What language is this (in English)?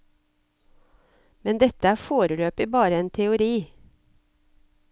Norwegian